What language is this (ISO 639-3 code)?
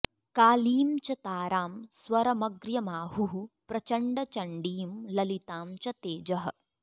san